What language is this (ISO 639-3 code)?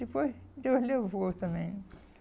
por